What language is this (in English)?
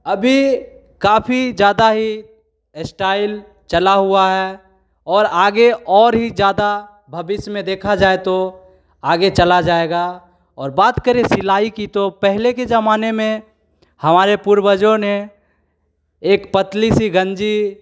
Hindi